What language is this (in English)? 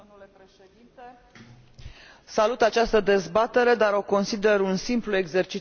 Romanian